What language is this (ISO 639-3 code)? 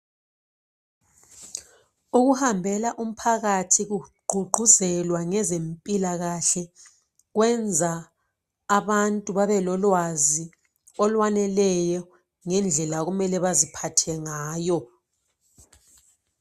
nde